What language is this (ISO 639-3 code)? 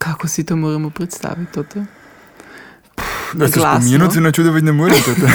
hrv